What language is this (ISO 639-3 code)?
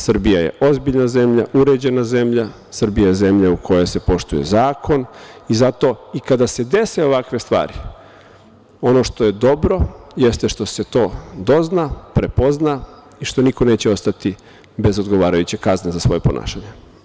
srp